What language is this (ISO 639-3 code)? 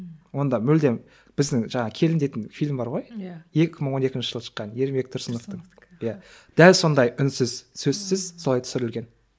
kaz